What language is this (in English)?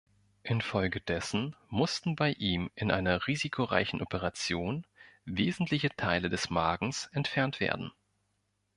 German